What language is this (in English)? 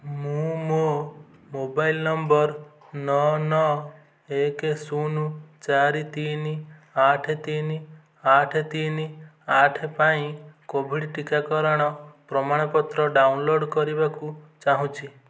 Odia